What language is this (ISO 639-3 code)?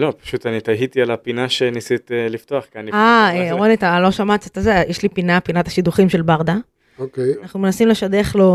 heb